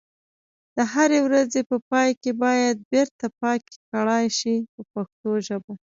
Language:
Pashto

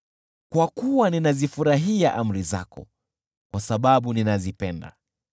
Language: Swahili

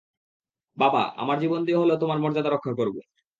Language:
Bangla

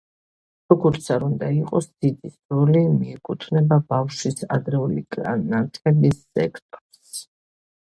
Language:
Georgian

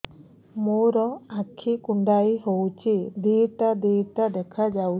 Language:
Odia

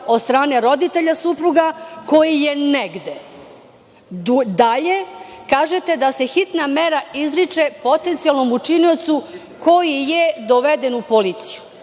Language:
Serbian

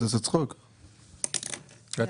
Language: Hebrew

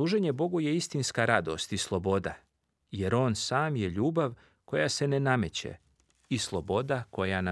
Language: Croatian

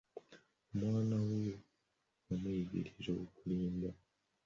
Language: Ganda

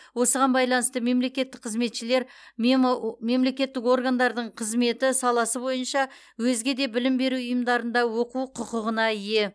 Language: Kazakh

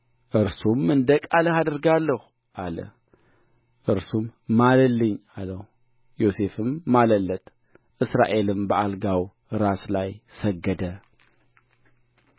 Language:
Amharic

